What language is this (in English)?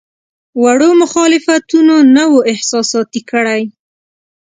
Pashto